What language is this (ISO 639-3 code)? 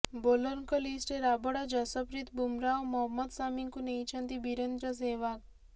ori